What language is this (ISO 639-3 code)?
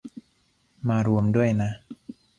tha